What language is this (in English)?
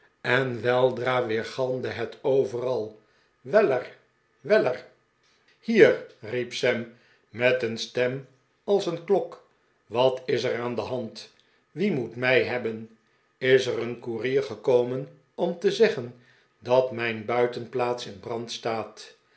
Dutch